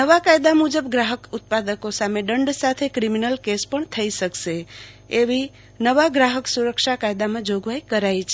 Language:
Gujarati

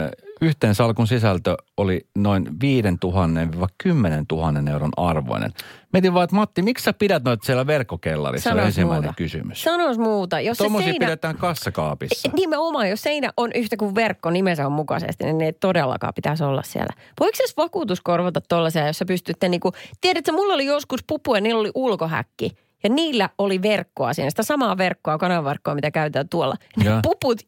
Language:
Finnish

